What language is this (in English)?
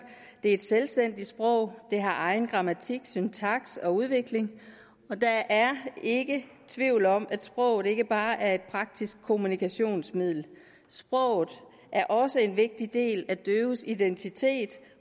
Danish